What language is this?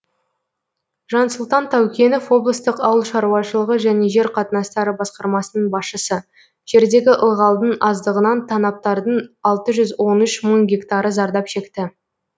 Kazakh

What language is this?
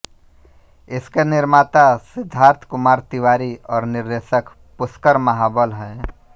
Hindi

